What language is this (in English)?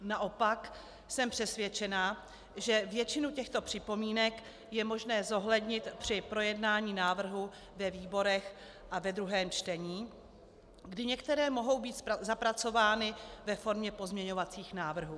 Czech